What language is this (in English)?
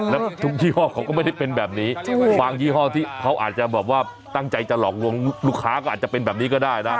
Thai